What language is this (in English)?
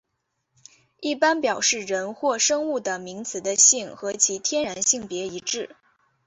Chinese